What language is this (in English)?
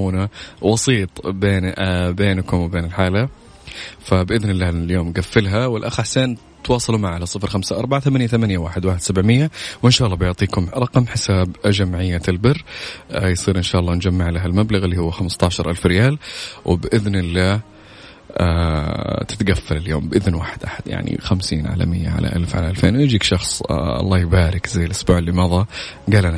Arabic